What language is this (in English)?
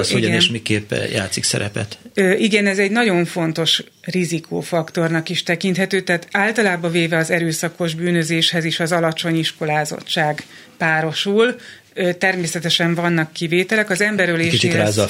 Hungarian